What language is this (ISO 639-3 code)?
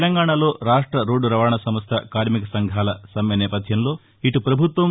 tel